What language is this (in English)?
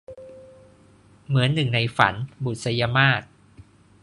Thai